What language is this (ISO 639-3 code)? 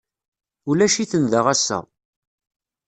kab